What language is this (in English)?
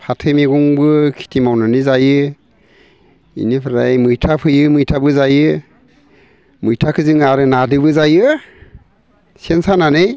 Bodo